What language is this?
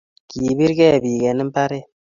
Kalenjin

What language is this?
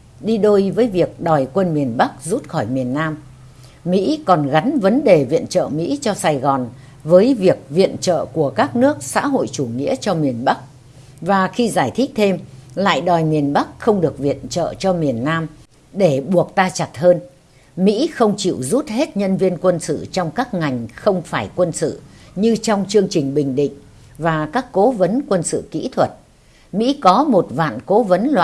Vietnamese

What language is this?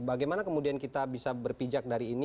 Indonesian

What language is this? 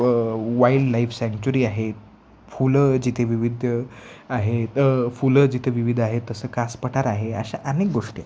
Marathi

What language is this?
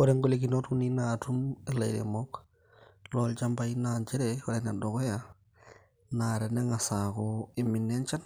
Masai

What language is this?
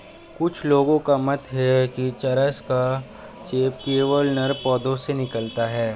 Hindi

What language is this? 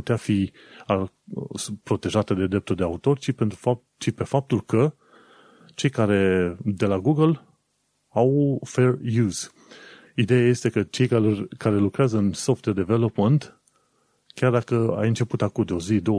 Romanian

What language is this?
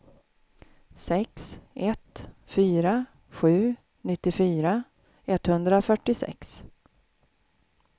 Swedish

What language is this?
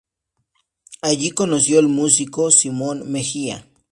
Spanish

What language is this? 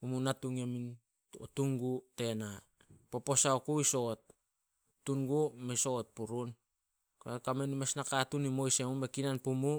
Solos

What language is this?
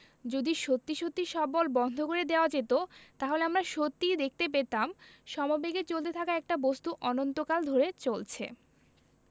Bangla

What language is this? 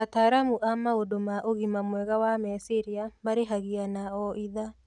Kikuyu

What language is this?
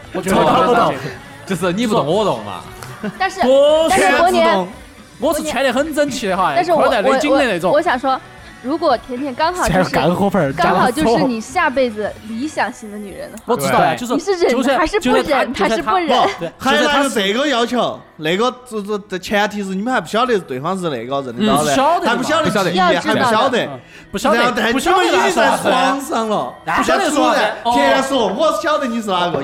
Chinese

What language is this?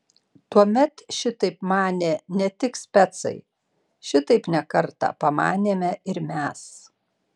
Lithuanian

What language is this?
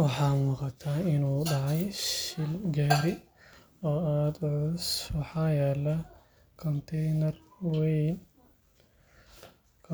Somali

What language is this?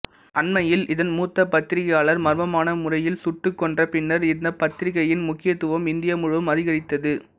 Tamil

